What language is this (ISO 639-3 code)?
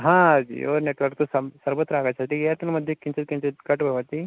san